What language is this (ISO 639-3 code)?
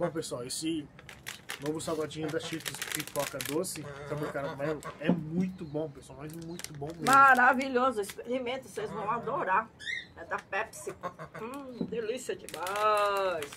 por